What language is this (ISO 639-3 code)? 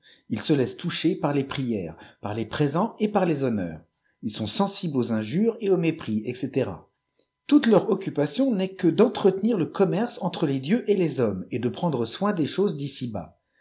fra